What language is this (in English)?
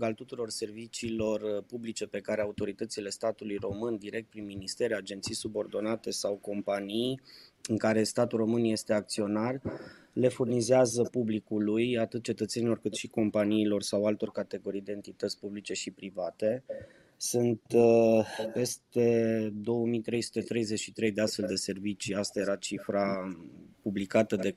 Romanian